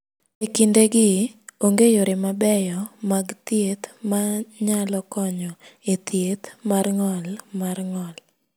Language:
Luo (Kenya and Tanzania)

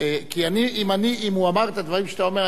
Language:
Hebrew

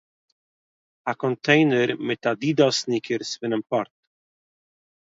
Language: Yiddish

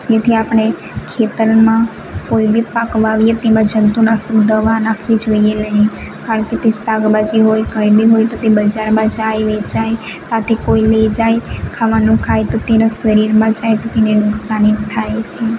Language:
Gujarati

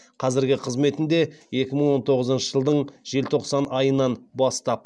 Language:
Kazakh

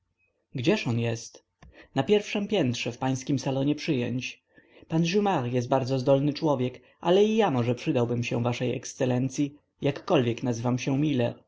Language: Polish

